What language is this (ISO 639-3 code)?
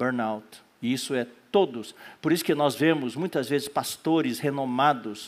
por